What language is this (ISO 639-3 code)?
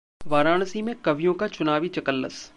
hin